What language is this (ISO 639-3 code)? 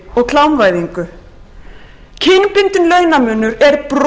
isl